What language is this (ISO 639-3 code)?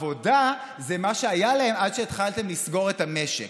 heb